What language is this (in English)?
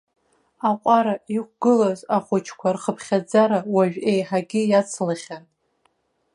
Abkhazian